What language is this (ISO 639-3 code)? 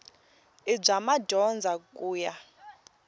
tso